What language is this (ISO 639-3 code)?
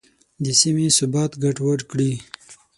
pus